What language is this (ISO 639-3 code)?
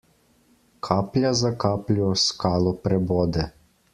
slv